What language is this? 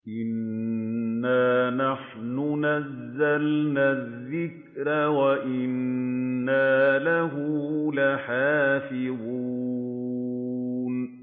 Arabic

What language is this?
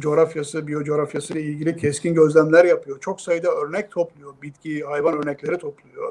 Turkish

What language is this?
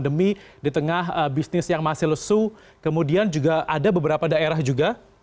Indonesian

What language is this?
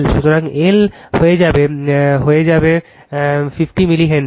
Bangla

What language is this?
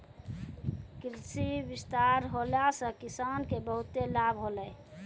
Maithili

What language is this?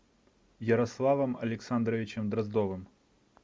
Russian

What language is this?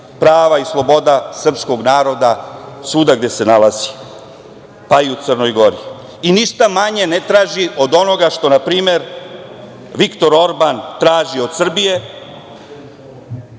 Serbian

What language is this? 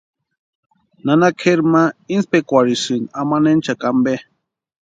Western Highland Purepecha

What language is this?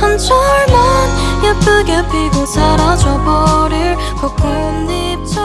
Korean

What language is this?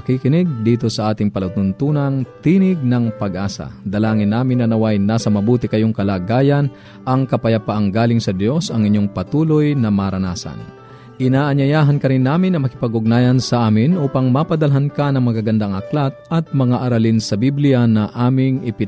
Filipino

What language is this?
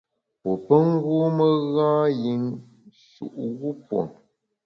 Bamun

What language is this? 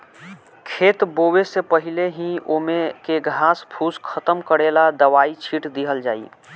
Bhojpuri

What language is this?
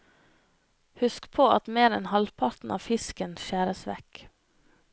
Norwegian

